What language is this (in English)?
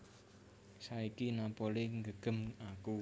Javanese